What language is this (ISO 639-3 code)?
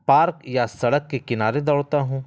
urd